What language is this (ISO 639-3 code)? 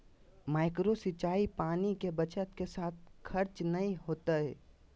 mag